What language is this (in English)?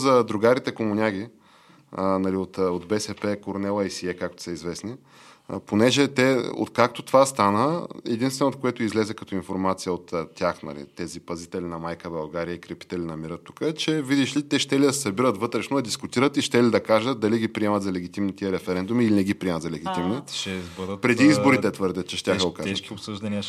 Bulgarian